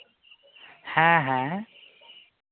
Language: Santali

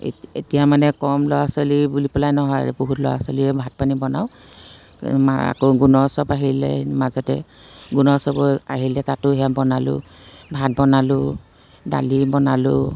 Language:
Assamese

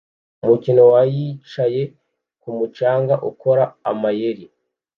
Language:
Kinyarwanda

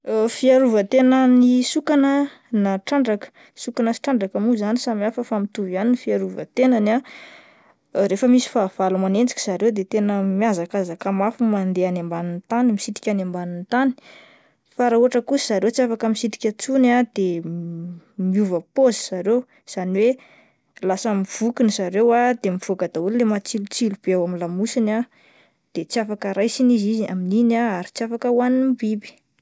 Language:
Malagasy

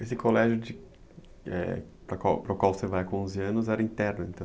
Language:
Portuguese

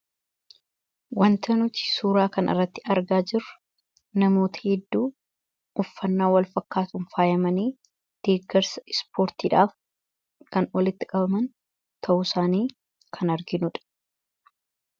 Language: Oromo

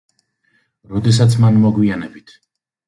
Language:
Georgian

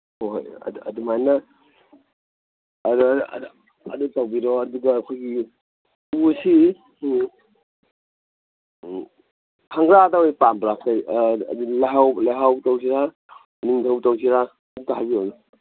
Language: Manipuri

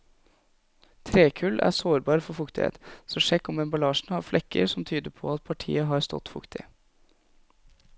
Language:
Norwegian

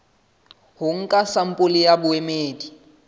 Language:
Southern Sotho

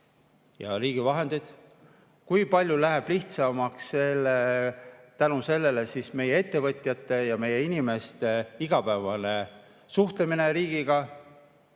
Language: Estonian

